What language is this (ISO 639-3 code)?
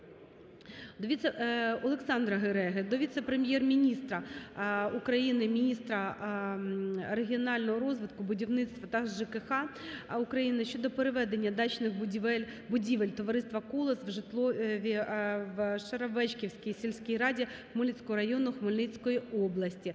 ukr